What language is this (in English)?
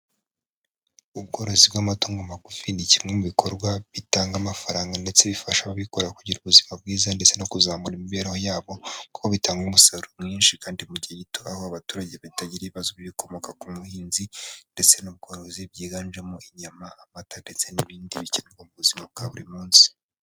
Kinyarwanda